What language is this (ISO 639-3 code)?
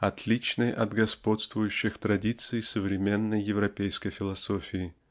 rus